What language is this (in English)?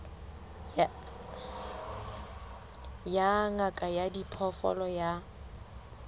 Southern Sotho